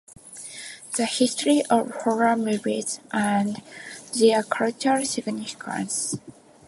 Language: English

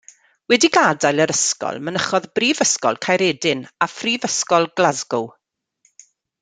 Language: Welsh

